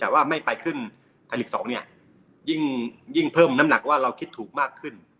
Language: Thai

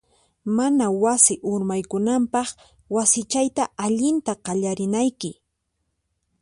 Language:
Puno Quechua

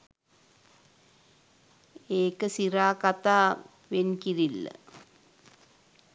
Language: Sinhala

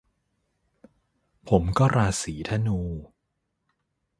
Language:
Thai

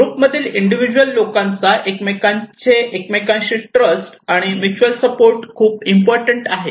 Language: Marathi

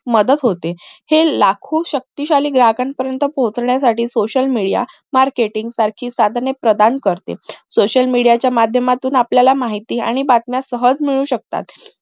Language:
Marathi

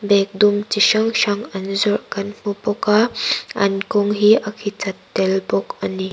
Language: Mizo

